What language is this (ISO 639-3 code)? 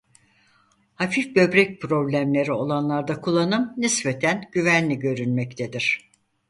tur